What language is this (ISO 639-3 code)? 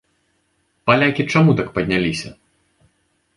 bel